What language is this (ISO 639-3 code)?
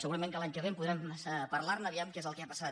cat